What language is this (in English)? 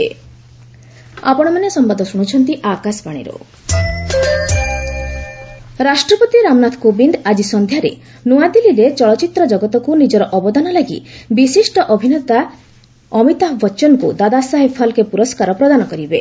Odia